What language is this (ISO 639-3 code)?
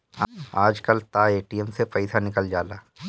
bho